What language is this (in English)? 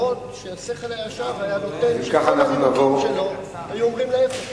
Hebrew